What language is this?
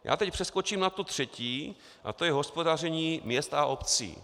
Czech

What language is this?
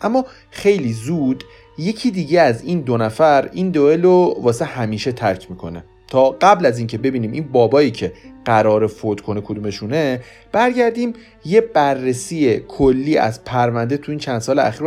Persian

